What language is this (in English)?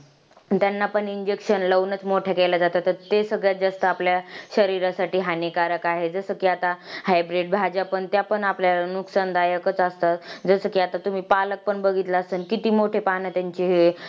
Marathi